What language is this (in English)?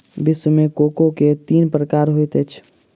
Maithili